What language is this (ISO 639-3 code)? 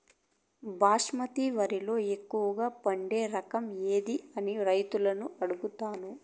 tel